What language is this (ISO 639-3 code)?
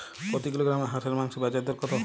ben